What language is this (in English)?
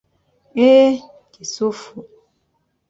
Ganda